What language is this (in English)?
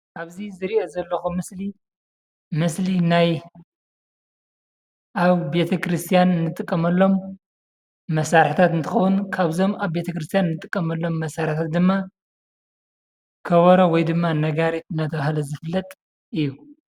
Tigrinya